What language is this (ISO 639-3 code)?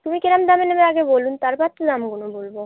ben